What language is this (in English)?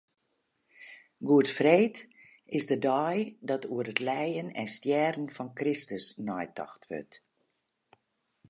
Western Frisian